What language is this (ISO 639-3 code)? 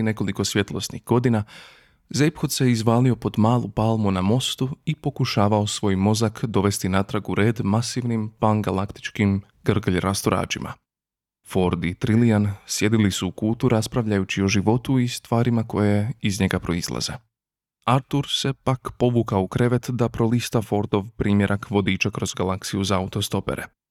hrv